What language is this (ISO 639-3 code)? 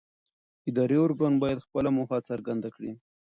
pus